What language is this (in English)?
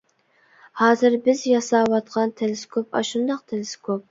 Uyghur